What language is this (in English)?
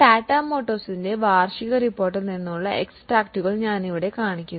Malayalam